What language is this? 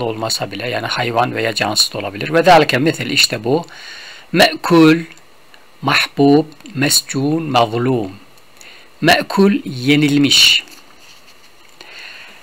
Turkish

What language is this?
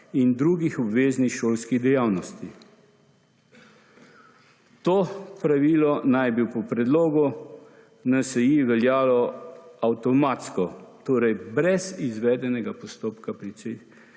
Slovenian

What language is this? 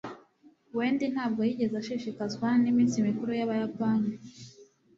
Kinyarwanda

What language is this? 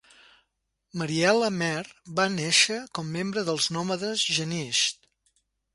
Catalan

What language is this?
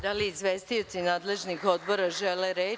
Serbian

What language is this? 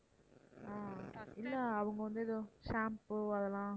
Tamil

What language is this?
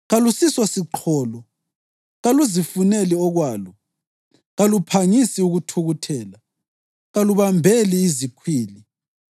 North Ndebele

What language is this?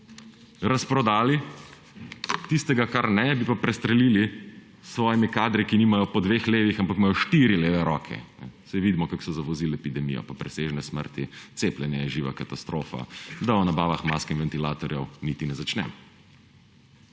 Slovenian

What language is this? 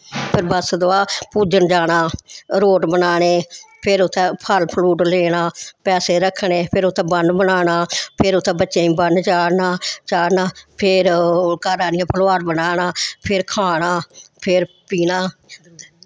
Dogri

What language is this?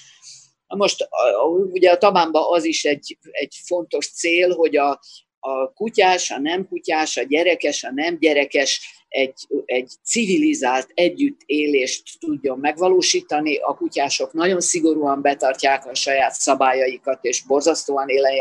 Hungarian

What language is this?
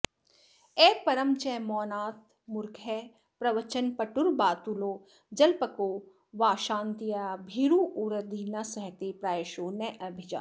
Sanskrit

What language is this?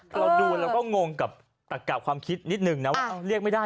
Thai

